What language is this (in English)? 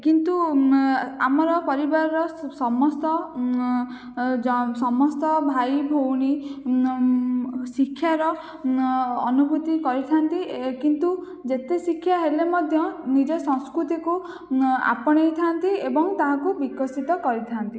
Odia